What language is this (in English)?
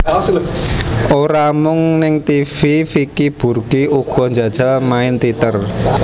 Javanese